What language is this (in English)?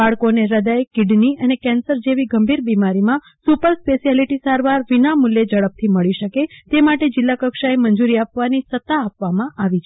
Gujarati